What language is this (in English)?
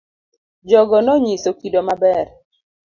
Luo (Kenya and Tanzania)